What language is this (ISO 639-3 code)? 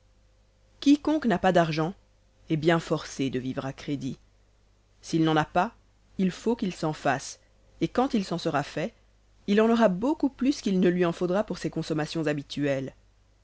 fra